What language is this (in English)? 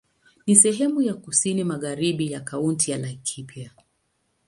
Swahili